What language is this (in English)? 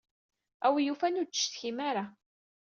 Kabyle